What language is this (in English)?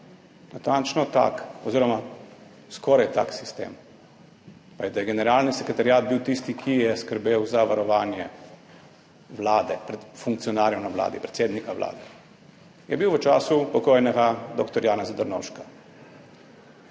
Slovenian